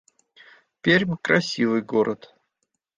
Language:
Russian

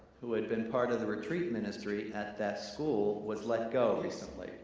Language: English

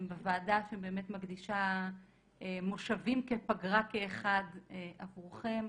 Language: Hebrew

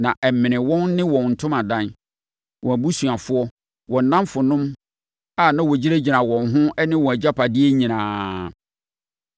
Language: Akan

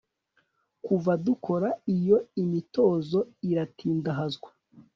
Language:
Kinyarwanda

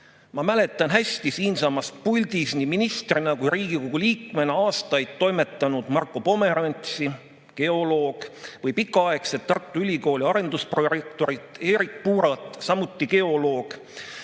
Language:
Estonian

